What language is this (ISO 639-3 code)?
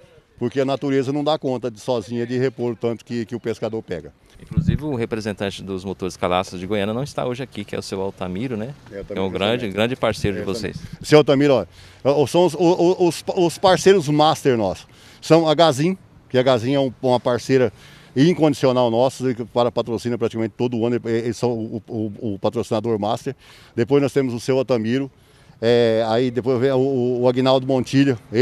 por